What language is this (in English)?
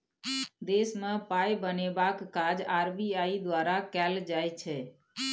Maithili